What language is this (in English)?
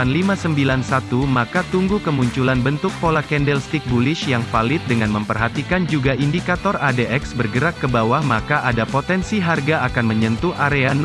Indonesian